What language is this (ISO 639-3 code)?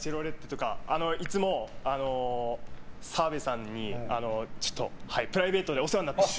jpn